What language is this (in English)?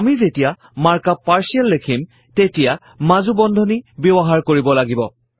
Assamese